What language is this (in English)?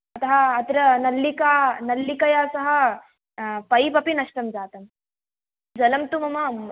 Sanskrit